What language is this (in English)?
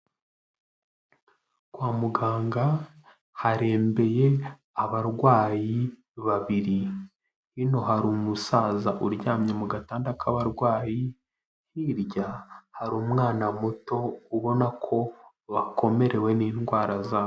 Kinyarwanda